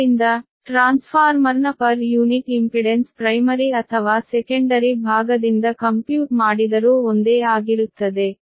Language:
Kannada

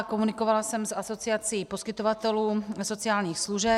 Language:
Czech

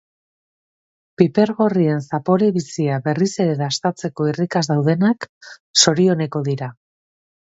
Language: Basque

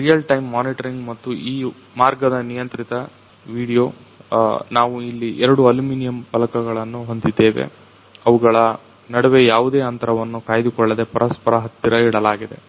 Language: Kannada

